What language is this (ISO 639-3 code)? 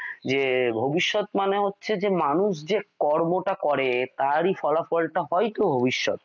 ben